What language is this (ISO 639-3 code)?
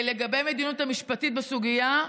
heb